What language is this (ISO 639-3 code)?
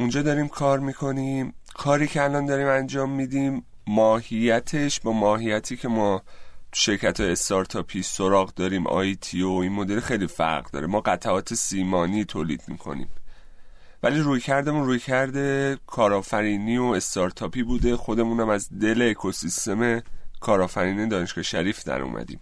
fas